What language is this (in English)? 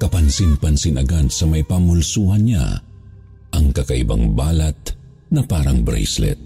Filipino